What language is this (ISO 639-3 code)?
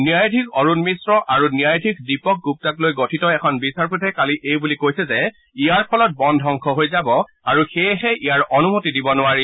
asm